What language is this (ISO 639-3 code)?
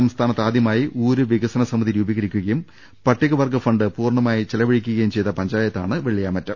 mal